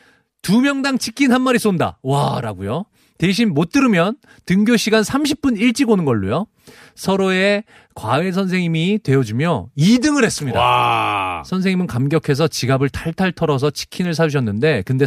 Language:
Korean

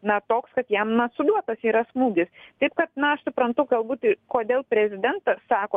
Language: Lithuanian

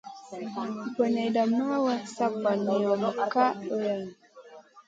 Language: Masana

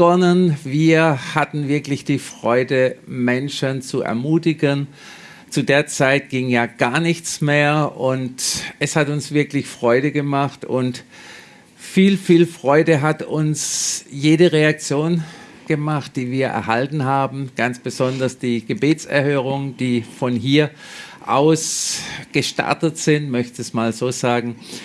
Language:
German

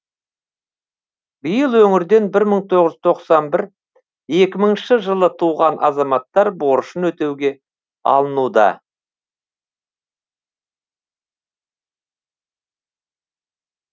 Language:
Kazakh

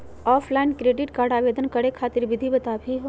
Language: Magahi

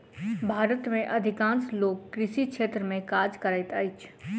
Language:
Maithili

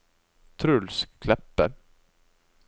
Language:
Norwegian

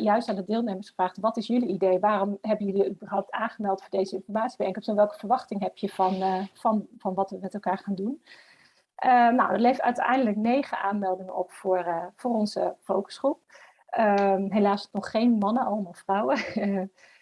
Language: Dutch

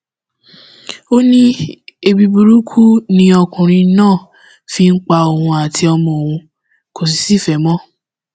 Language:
Yoruba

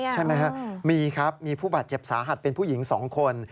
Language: Thai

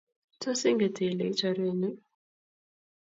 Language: Kalenjin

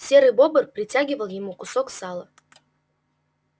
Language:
Russian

